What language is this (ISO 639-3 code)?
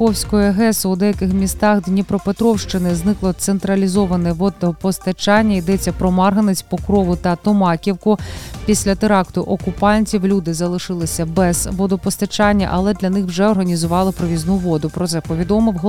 ukr